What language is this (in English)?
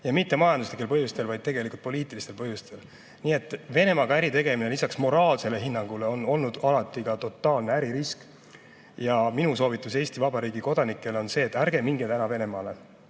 Estonian